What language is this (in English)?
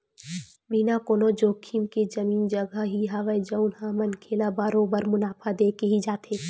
Chhattisgarhi